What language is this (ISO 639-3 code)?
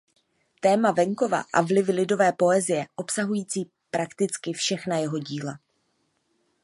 ces